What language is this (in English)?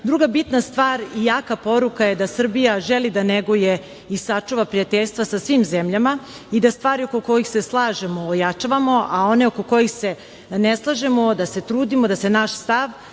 Serbian